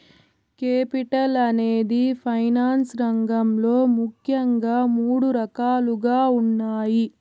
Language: Telugu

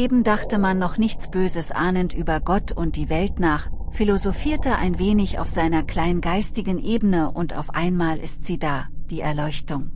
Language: German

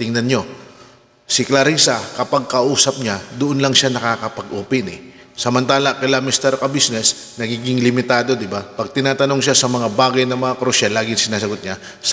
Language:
Filipino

